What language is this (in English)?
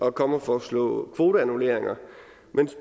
Danish